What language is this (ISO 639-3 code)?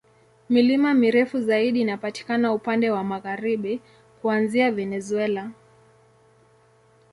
swa